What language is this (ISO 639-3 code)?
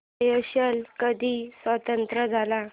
mar